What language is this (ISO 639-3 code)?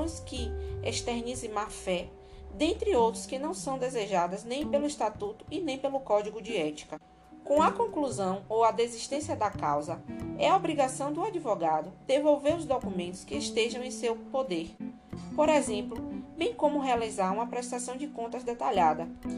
por